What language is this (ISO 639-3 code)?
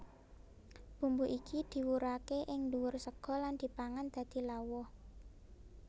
jav